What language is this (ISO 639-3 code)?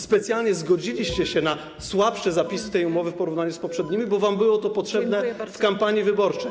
pol